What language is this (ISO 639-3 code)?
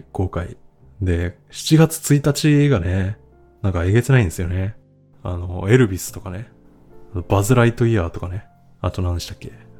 jpn